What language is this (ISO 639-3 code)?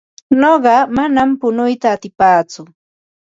qva